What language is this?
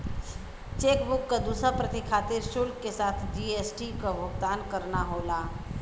Bhojpuri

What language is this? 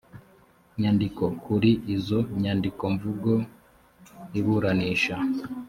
Kinyarwanda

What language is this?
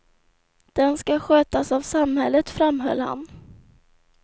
Swedish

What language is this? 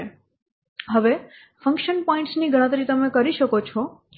Gujarati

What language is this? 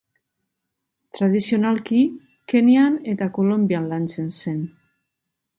Basque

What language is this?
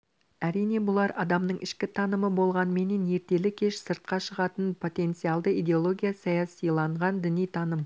Kazakh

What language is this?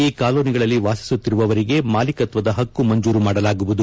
Kannada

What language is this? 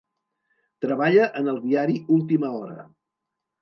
Catalan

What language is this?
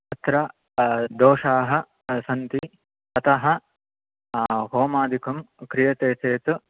Sanskrit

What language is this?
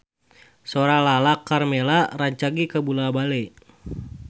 Sundanese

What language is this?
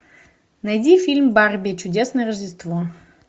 Russian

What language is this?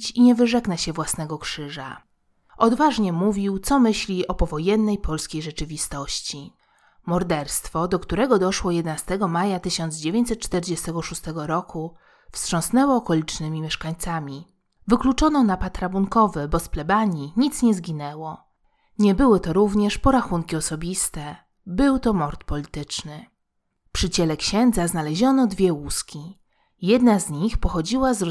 Polish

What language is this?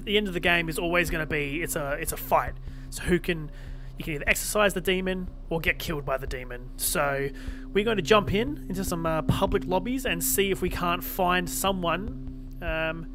English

